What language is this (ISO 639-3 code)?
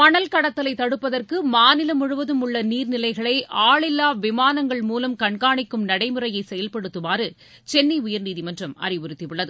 tam